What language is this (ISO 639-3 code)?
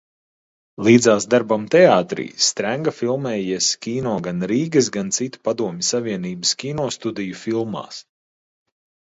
lav